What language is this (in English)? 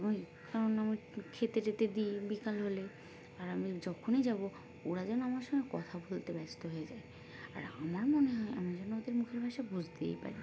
Bangla